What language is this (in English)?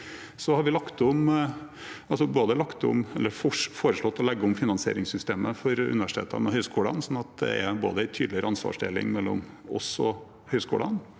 Norwegian